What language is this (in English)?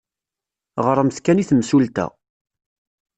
Kabyle